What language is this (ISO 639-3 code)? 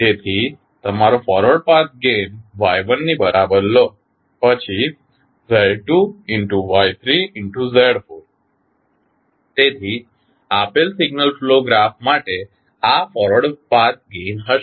guj